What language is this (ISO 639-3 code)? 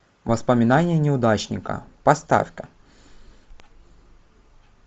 rus